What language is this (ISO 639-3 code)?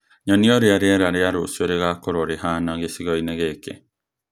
kik